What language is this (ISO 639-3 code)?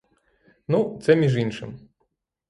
ukr